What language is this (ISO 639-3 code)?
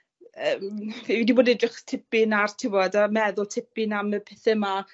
cym